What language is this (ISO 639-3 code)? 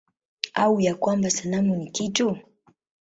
swa